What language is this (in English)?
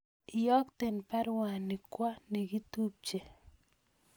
Kalenjin